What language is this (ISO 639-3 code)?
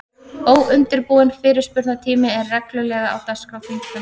isl